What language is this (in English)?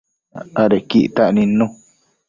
Matsés